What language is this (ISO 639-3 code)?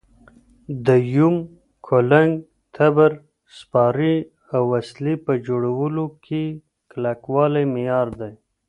pus